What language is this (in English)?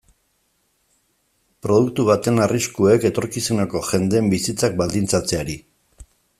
Basque